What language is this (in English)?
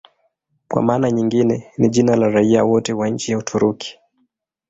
Swahili